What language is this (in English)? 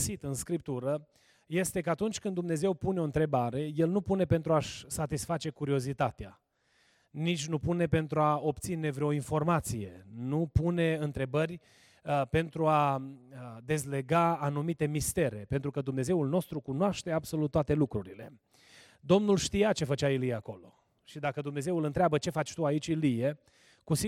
Romanian